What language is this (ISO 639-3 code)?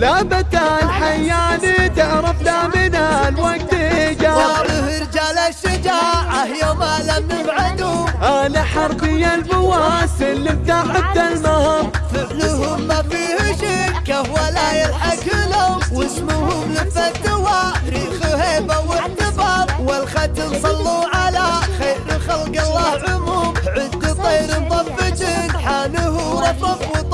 ara